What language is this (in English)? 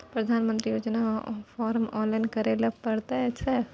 Maithili